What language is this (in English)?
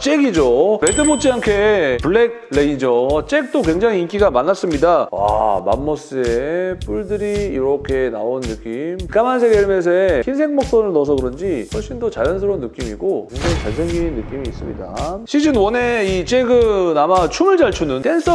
Korean